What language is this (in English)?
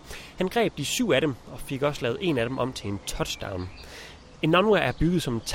Danish